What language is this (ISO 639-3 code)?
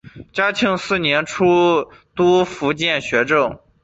zho